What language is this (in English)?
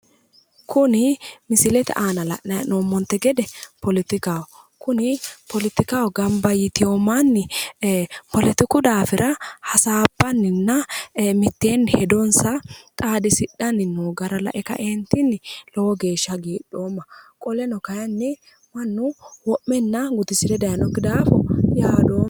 Sidamo